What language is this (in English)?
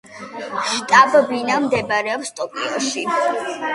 Georgian